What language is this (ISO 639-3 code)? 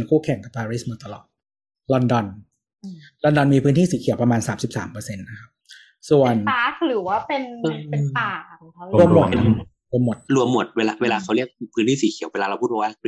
tha